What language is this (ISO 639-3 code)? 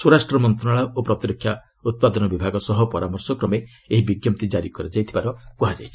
ori